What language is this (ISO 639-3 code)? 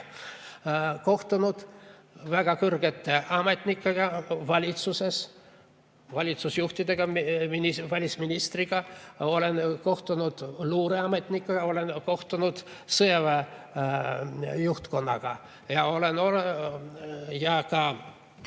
est